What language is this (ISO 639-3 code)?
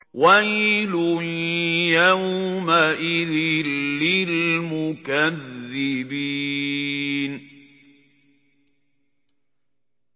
ara